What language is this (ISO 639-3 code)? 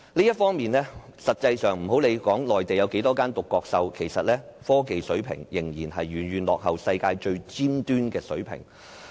yue